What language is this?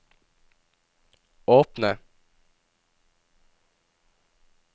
Norwegian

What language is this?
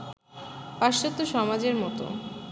Bangla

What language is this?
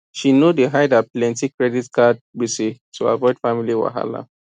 Nigerian Pidgin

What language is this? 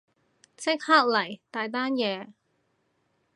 Cantonese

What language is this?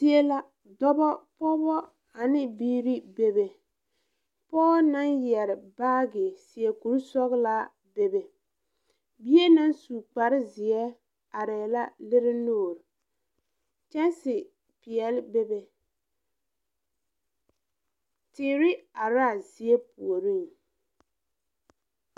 Southern Dagaare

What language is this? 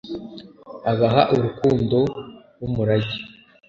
Kinyarwanda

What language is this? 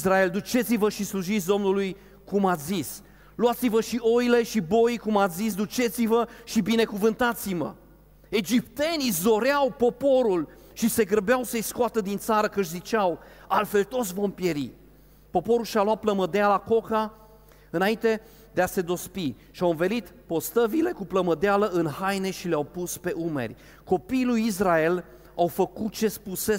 Romanian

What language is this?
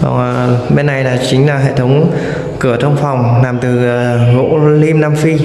Vietnamese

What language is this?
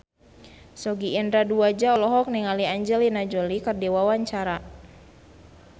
Sundanese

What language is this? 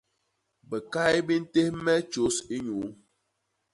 Basaa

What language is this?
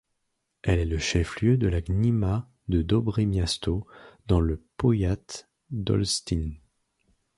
French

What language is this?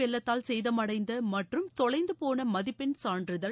Tamil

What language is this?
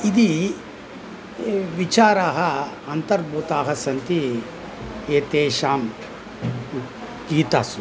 Sanskrit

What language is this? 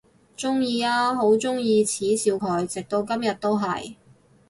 Cantonese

